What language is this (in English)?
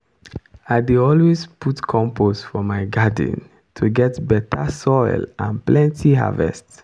Nigerian Pidgin